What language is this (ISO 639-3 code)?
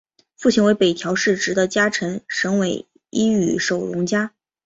zho